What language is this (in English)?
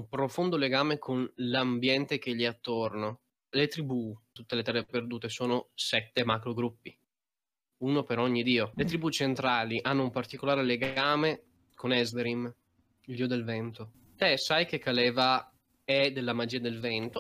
Italian